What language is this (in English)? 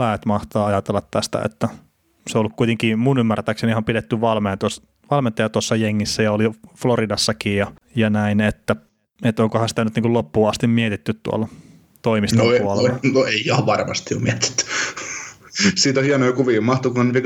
Finnish